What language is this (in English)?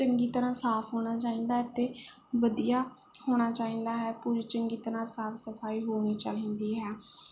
Punjabi